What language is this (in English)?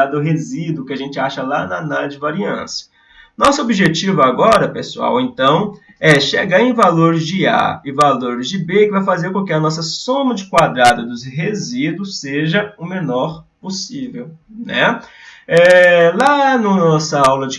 Portuguese